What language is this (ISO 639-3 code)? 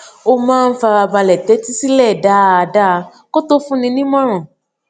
yor